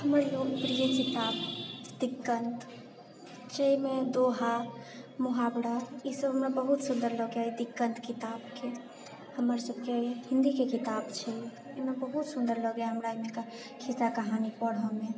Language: Maithili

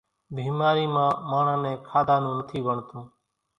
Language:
Kachi Koli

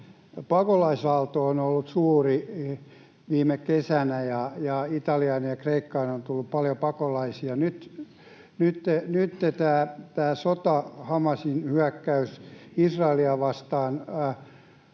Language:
Finnish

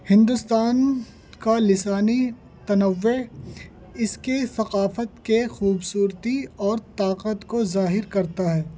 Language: Urdu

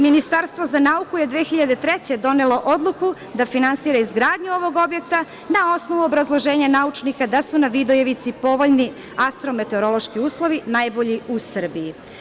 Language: Serbian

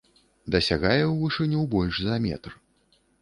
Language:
Belarusian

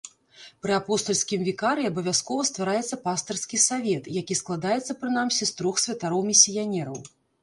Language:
Belarusian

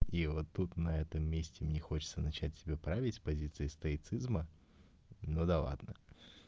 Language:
Russian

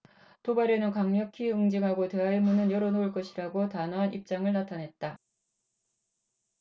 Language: Korean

